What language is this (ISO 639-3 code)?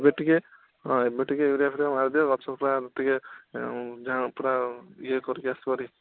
ori